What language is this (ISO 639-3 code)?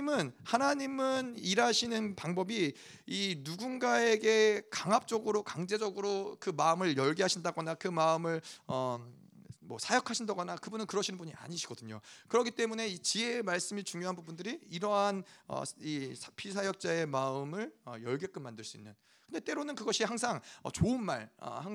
kor